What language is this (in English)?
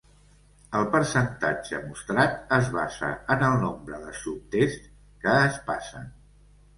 Catalan